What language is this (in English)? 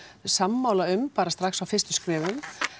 Icelandic